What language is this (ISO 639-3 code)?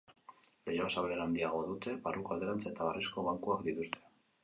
eus